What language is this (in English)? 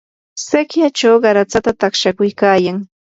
Yanahuanca Pasco Quechua